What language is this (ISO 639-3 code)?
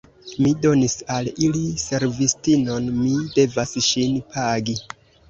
epo